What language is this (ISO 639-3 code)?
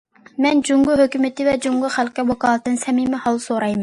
uig